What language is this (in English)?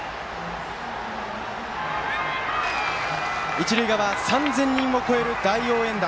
Japanese